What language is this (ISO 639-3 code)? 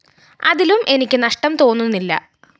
mal